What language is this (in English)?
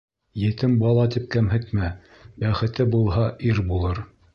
Bashkir